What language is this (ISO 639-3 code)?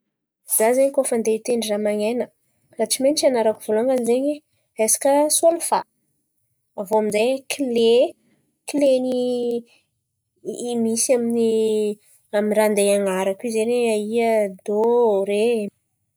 xmv